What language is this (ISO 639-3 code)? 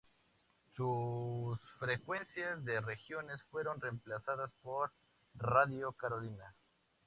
spa